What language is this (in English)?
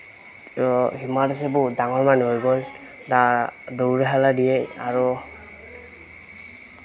Assamese